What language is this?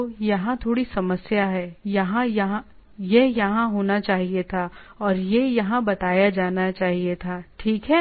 Hindi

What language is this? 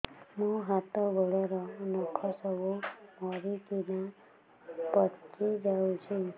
Odia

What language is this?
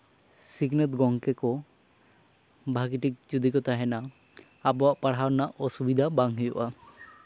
Santali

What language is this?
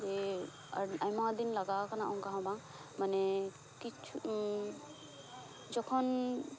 Santali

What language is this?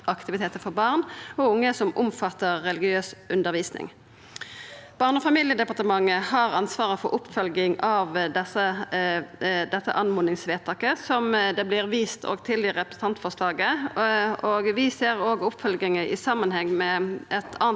Norwegian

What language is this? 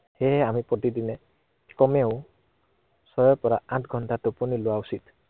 Assamese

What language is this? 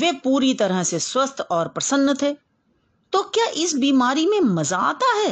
Hindi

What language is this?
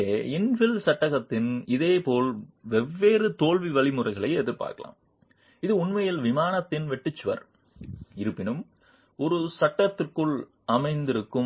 Tamil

